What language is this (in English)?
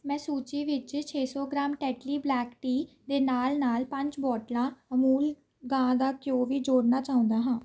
Punjabi